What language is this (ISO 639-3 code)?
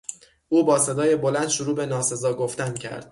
fas